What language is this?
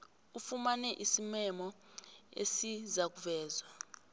South Ndebele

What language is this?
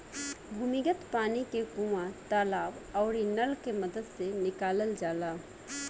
Bhojpuri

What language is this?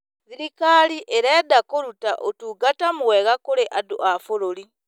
Kikuyu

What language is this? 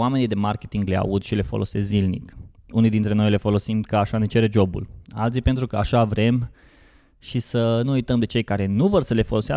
Romanian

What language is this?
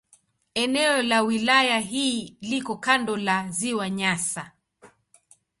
Swahili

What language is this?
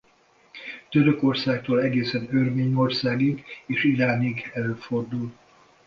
Hungarian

